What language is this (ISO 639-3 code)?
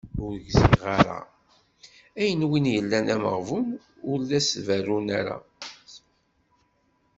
kab